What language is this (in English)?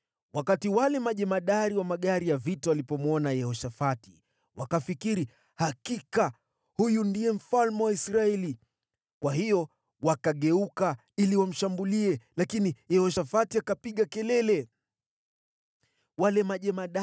Swahili